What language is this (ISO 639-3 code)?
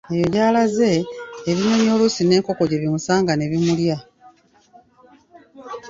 lug